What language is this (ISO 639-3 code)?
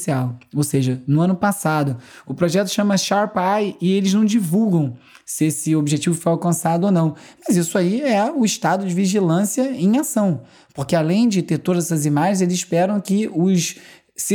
por